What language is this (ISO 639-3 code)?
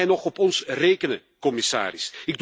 nld